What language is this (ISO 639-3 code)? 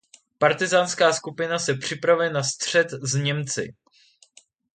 ces